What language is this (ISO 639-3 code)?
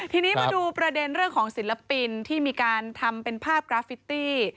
tha